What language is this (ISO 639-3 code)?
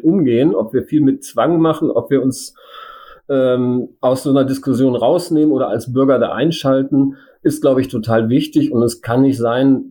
deu